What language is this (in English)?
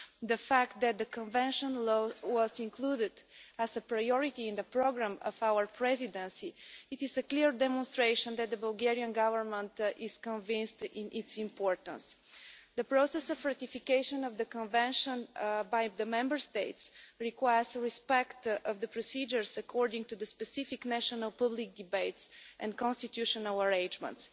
English